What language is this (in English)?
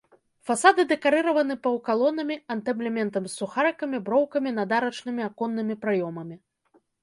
Belarusian